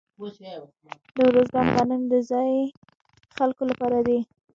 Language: Pashto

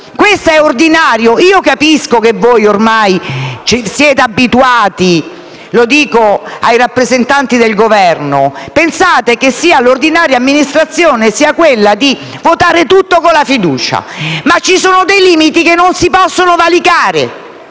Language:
Italian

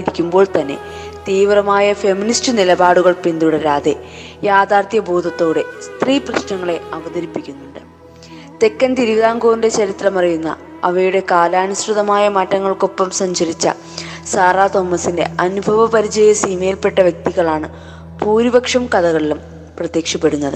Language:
Malayalam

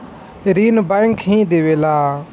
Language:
Bhojpuri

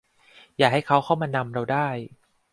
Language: Thai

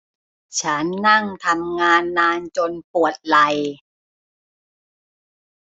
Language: Thai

